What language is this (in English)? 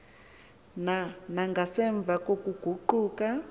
Xhosa